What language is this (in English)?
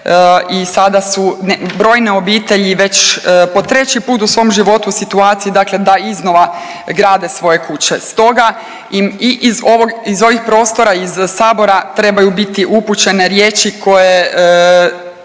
Croatian